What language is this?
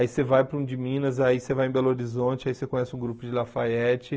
Portuguese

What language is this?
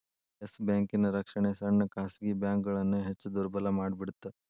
Kannada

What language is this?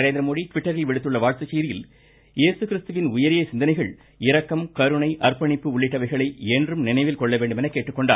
Tamil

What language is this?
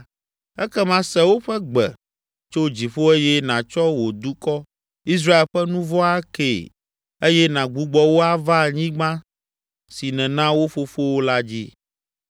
Ewe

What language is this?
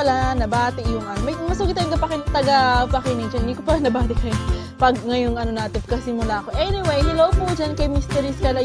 Filipino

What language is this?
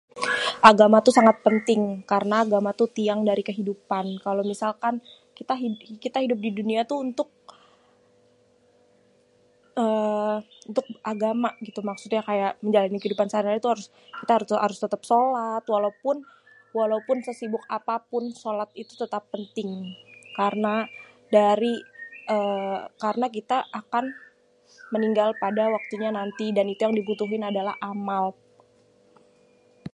Betawi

